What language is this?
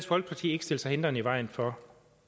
Danish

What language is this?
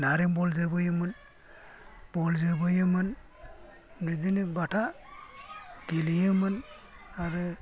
Bodo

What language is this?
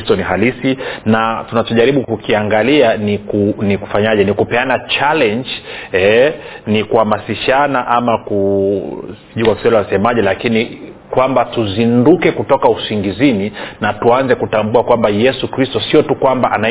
Swahili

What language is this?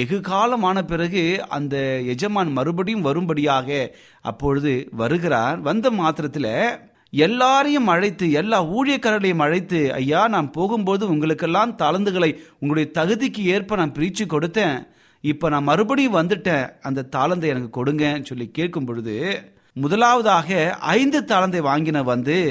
Tamil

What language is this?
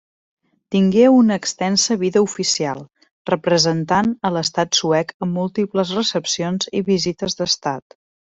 Catalan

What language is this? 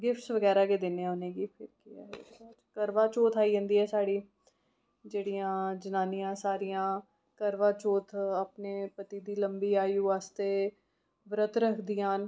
Dogri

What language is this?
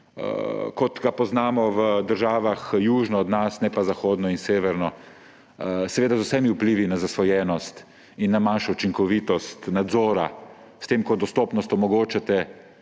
Slovenian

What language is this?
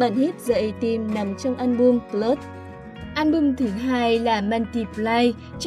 Vietnamese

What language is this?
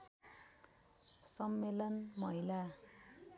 Nepali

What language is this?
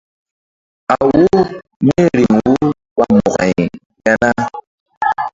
Mbum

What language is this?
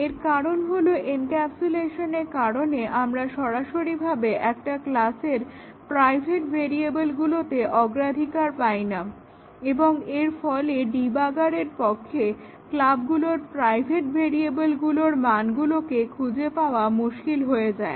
Bangla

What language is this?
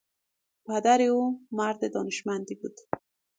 Persian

